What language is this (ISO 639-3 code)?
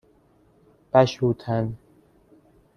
fas